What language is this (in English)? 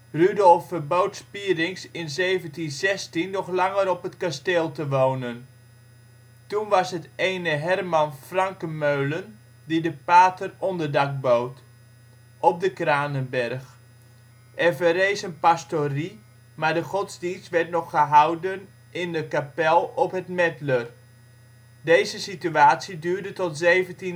Dutch